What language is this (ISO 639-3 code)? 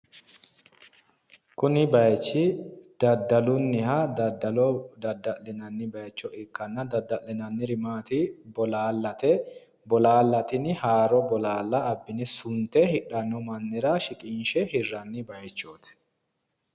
sid